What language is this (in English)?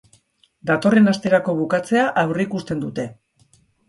Basque